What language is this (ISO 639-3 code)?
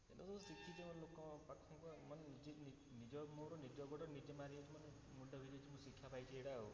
ori